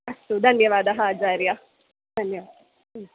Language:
Sanskrit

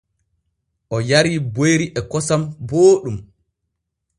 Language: Borgu Fulfulde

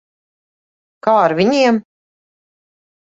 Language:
Latvian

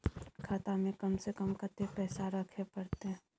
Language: Maithili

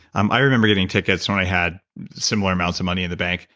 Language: English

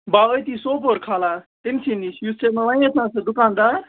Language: Kashmiri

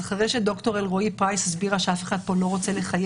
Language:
Hebrew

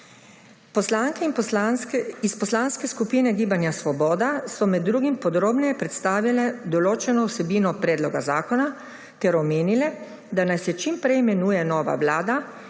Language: Slovenian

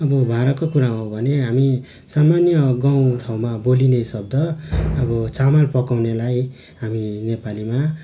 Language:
Nepali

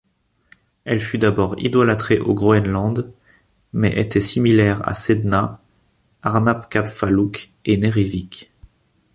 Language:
French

